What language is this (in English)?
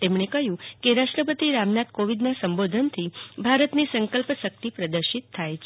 Gujarati